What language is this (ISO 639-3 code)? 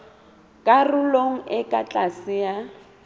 sot